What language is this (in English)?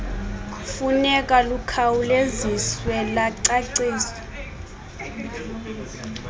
Xhosa